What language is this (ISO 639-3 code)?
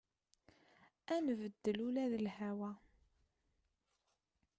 kab